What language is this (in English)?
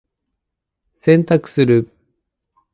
Japanese